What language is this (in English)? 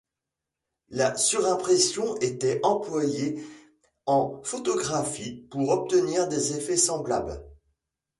French